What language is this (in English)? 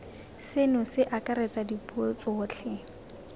Tswana